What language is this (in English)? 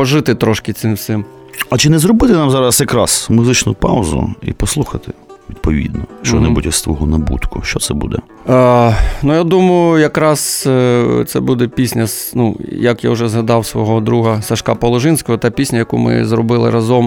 Ukrainian